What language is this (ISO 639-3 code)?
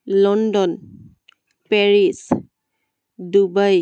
asm